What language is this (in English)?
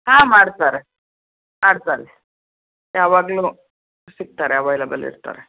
Kannada